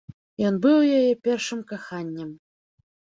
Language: Belarusian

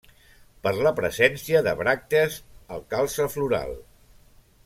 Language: Catalan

